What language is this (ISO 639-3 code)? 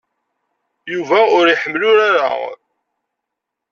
kab